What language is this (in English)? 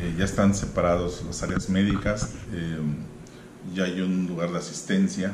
Spanish